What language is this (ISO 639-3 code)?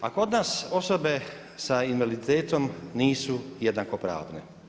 hrv